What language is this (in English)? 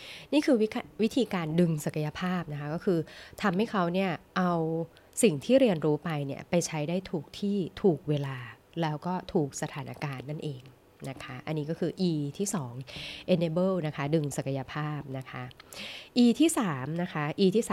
Thai